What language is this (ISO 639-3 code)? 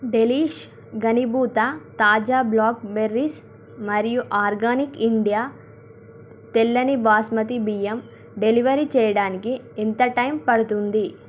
tel